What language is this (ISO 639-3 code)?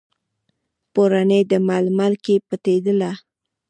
pus